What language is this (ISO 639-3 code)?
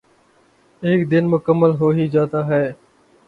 urd